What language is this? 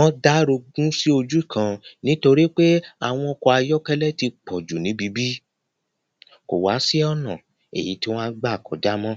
Yoruba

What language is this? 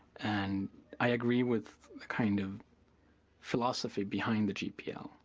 English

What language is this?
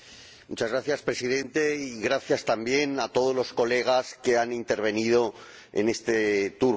Spanish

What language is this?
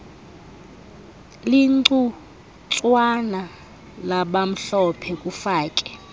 Xhosa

